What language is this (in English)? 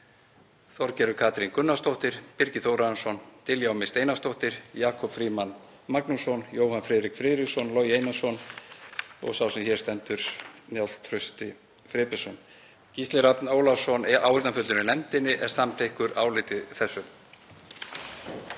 Icelandic